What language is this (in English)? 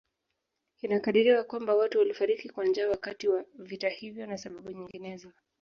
Swahili